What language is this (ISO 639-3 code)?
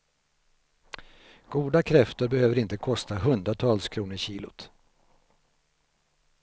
swe